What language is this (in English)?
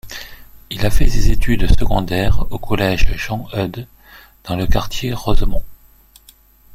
French